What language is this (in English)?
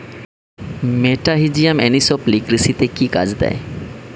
Bangla